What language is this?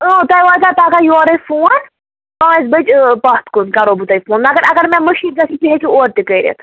Kashmiri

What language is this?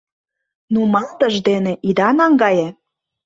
Mari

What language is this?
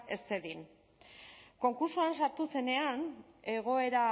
Basque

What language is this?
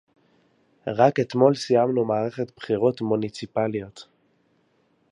Hebrew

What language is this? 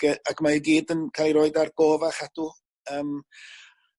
Welsh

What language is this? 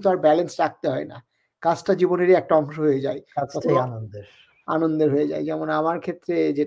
Bangla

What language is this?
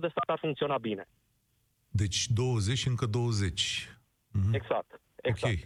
Romanian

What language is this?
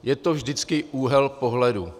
Czech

